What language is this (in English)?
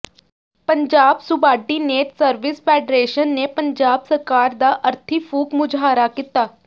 Punjabi